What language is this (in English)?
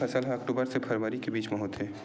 Chhattisgarhi